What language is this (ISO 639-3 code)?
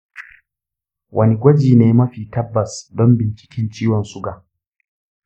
hau